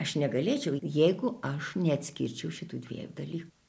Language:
Lithuanian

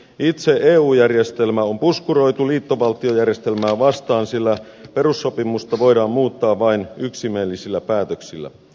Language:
Finnish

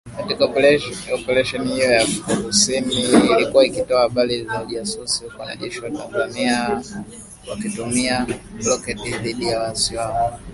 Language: Swahili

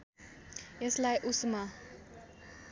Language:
Nepali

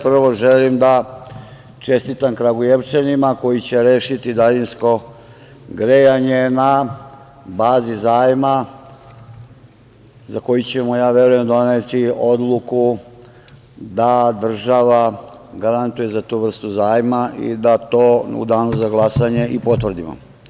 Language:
Serbian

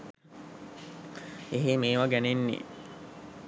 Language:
Sinhala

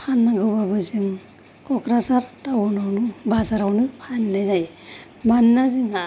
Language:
Bodo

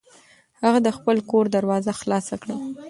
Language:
Pashto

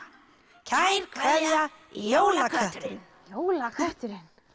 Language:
Icelandic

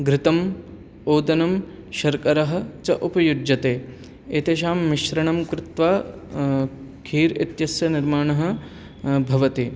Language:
Sanskrit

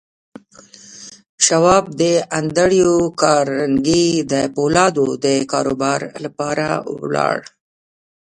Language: Pashto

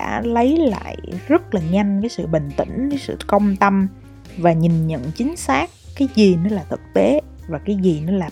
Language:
Vietnamese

